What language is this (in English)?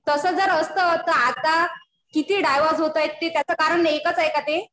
Marathi